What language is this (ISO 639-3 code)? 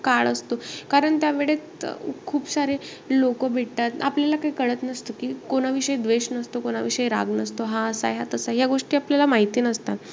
mar